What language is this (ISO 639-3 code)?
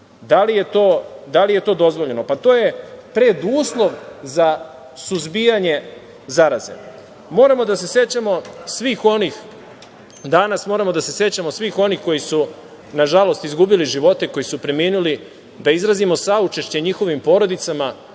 srp